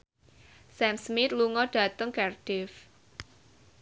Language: Javanese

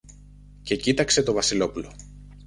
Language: Greek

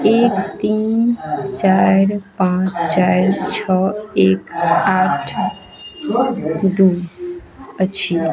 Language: Maithili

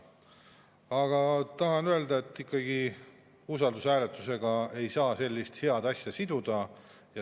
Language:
Estonian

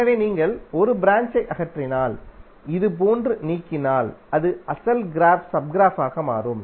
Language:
Tamil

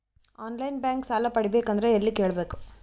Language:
Kannada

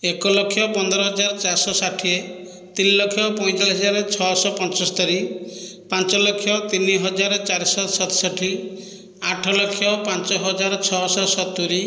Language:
Odia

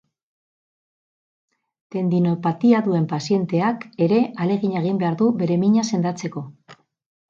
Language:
Basque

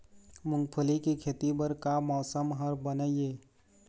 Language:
Chhattisgarhi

